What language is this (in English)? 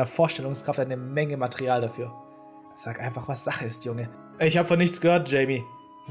German